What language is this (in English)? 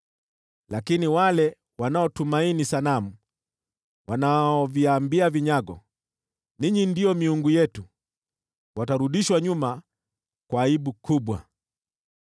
Swahili